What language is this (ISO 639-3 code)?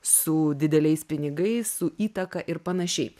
lit